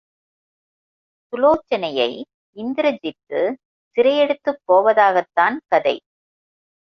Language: Tamil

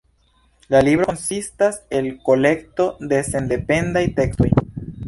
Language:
Esperanto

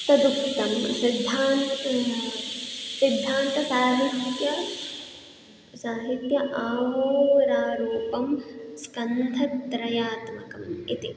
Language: Sanskrit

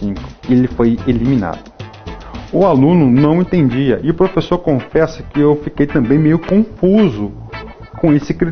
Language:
Portuguese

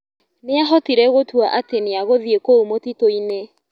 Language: Kikuyu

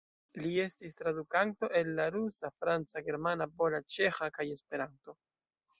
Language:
Esperanto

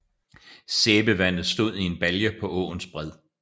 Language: Danish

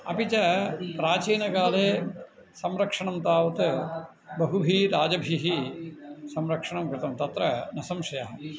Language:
Sanskrit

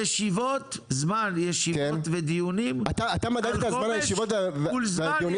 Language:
Hebrew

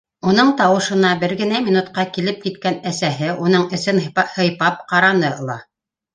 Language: Bashkir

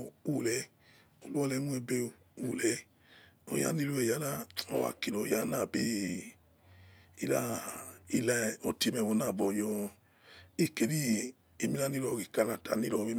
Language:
Yekhee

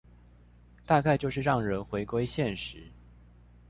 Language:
Chinese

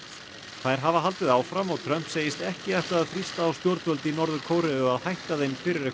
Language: Icelandic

